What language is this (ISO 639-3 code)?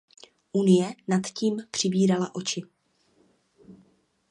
ces